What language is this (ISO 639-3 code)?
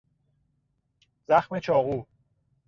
fas